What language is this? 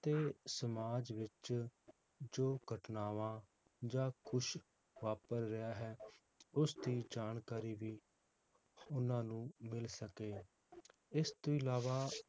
Punjabi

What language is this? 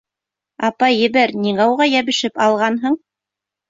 Bashkir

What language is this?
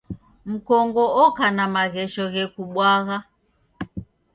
Taita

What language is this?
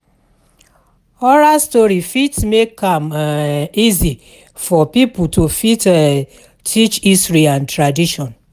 Nigerian Pidgin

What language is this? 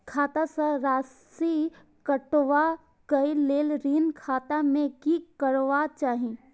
Maithili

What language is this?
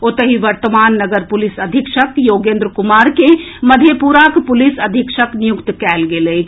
Maithili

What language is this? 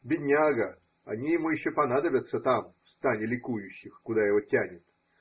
Russian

